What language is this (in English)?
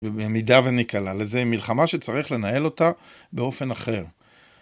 Hebrew